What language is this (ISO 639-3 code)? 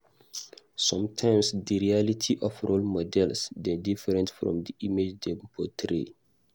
pcm